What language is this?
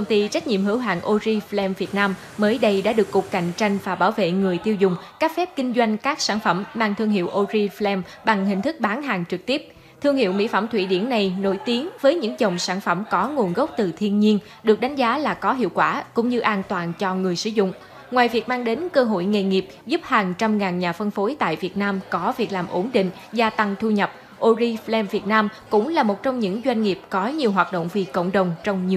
Vietnamese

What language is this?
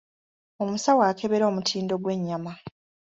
Ganda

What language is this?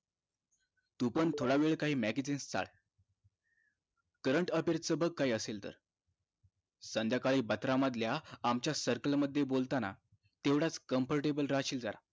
Marathi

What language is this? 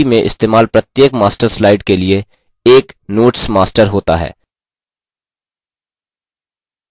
Hindi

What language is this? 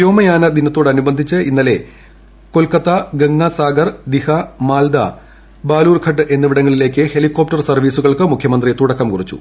Malayalam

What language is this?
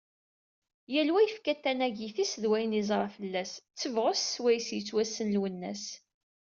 Kabyle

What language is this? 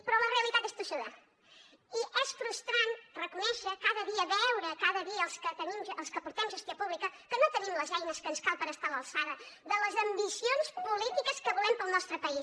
Catalan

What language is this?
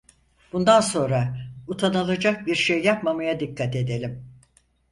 Turkish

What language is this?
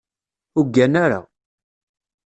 Kabyle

